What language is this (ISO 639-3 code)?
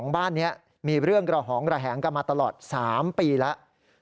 tha